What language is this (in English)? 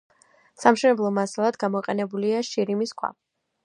Georgian